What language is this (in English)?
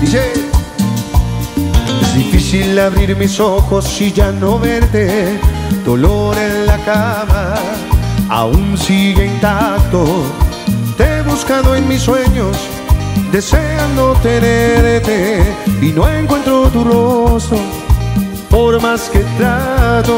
Spanish